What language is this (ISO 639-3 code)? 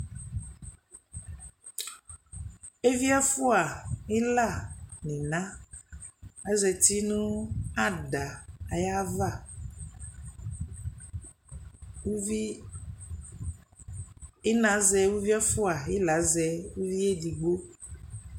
kpo